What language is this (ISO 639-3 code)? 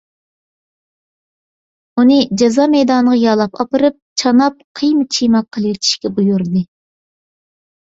uig